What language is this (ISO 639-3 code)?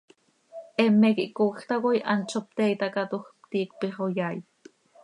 sei